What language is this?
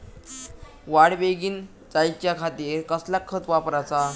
Marathi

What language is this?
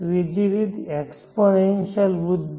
Gujarati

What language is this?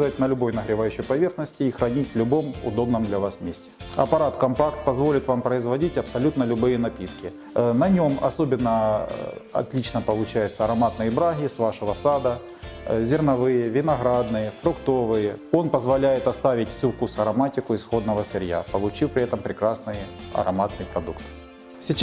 Russian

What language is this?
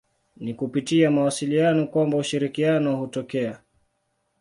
Swahili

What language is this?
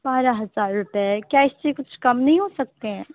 Urdu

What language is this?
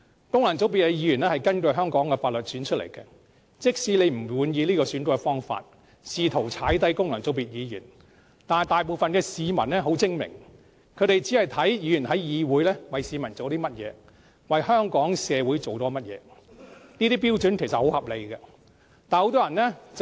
Cantonese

